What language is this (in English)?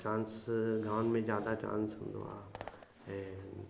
Sindhi